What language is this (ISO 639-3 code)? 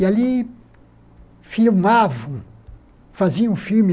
por